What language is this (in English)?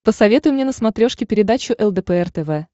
Russian